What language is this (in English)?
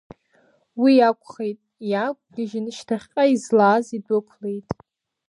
Abkhazian